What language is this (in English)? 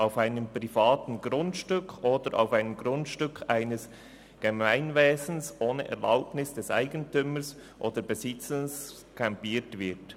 Swiss German